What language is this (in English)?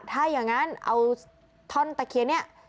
Thai